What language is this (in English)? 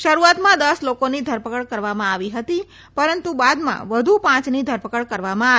Gujarati